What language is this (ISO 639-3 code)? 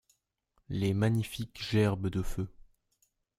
fra